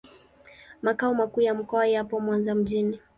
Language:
Swahili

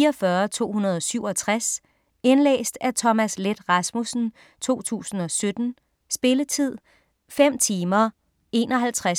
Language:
Danish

